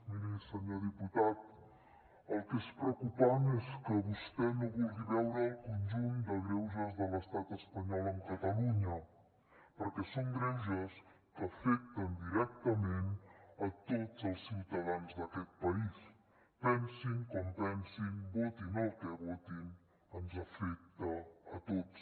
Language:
Catalan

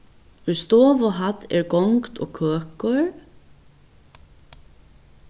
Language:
Faroese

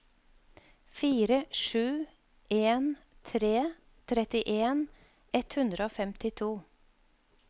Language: Norwegian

